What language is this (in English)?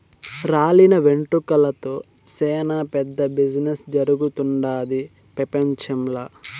Telugu